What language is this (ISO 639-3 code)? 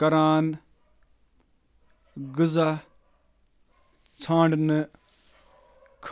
kas